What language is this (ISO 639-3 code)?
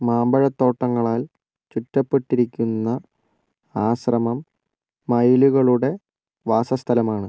mal